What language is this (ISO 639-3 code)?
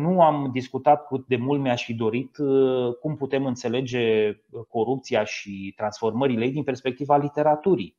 ron